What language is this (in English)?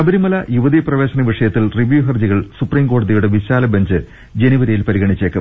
Malayalam